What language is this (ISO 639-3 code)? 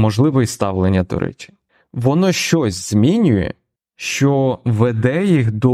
ukr